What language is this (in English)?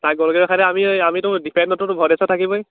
Assamese